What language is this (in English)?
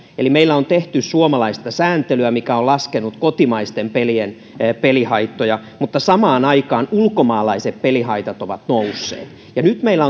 Finnish